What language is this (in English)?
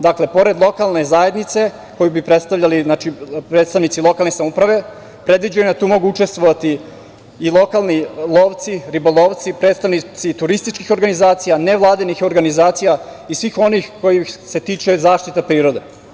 Serbian